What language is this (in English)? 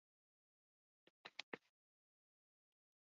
Basque